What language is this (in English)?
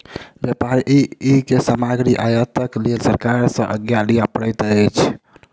Maithili